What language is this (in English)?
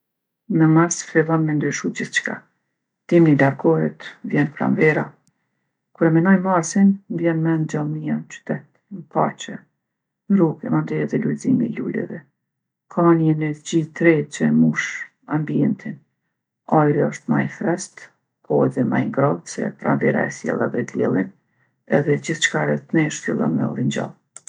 Gheg Albanian